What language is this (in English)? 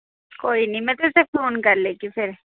Dogri